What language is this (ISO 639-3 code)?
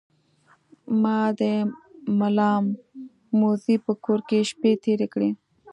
pus